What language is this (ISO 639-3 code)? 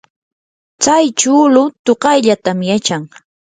qur